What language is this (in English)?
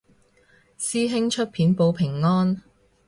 Cantonese